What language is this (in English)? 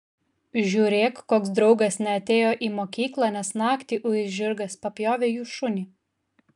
Lithuanian